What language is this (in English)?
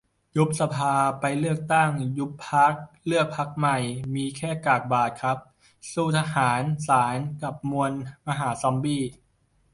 Thai